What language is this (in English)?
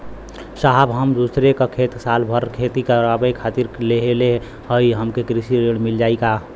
Bhojpuri